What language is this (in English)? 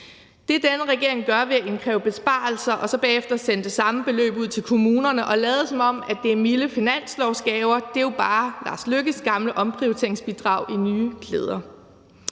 Danish